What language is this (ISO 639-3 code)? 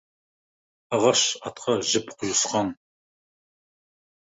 kaz